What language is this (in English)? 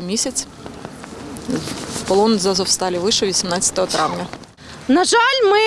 Ukrainian